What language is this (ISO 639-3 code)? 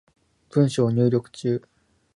jpn